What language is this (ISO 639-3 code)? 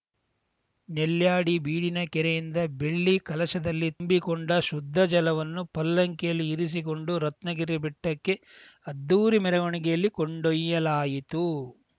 kan